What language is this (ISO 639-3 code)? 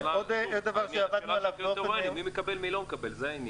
heb